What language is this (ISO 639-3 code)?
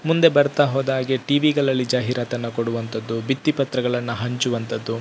kan